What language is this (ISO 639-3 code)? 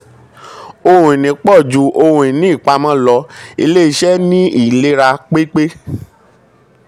yor